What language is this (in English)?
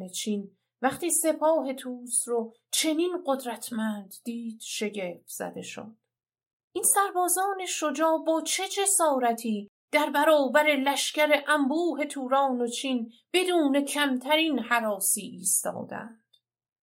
Persian